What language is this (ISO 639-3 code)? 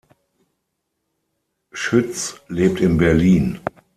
deu